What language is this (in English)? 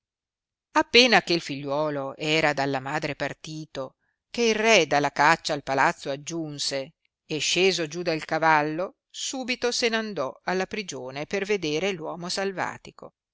Italian